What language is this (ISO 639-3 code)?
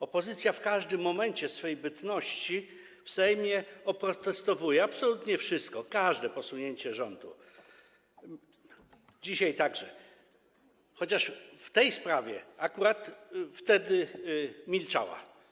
pol